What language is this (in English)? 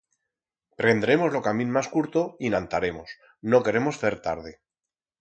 Aragonese